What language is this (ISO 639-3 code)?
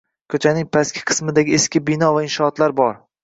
uzb